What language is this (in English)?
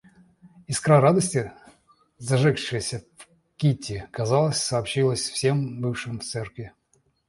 Russian